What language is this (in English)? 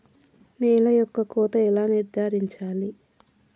Telugu